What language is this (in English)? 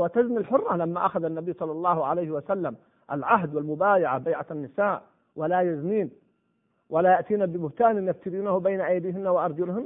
Arabic